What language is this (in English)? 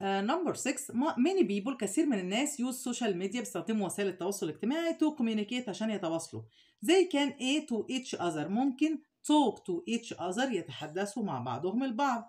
Arabic